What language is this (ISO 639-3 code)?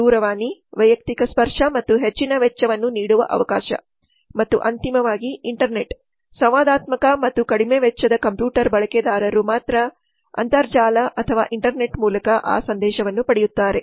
kan